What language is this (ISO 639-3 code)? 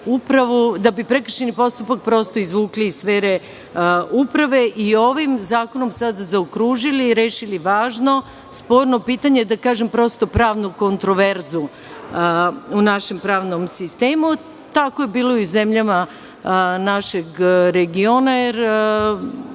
srp